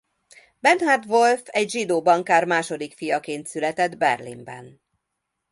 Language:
Hungarian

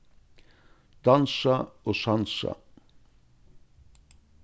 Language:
Faroese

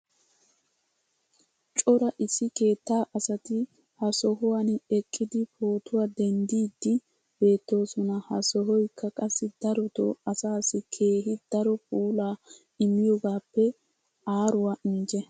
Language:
Wolaytta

